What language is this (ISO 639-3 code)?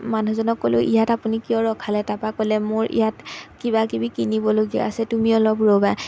asm